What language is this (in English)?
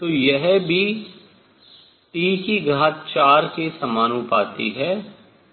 Hindi